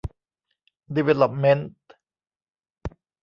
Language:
Thai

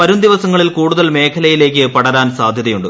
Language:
Malayalam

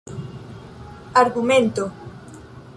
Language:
Esperanto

